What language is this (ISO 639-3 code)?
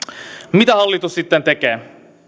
fin